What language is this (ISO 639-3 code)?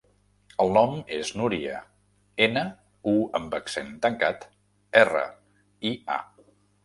cat